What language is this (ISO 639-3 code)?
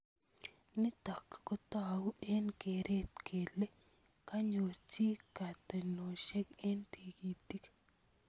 kln